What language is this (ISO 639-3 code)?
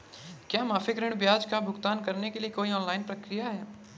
hin